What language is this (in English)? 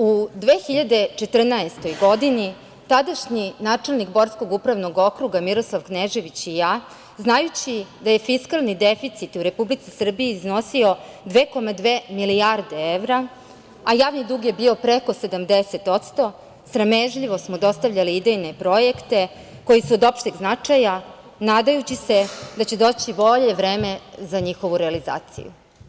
Serbian